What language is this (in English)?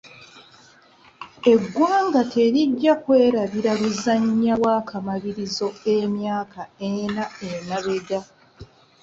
Ganda